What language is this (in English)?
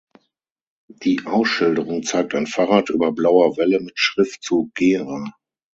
German